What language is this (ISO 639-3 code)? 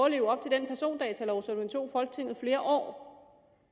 dan